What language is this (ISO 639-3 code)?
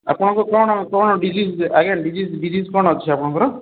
ori